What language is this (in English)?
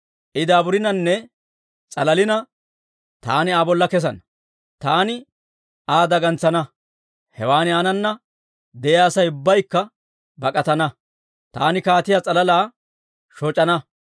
Dawro